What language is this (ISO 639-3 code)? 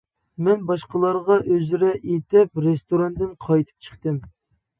uig